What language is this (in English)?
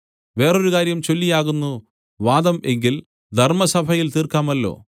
Malayalam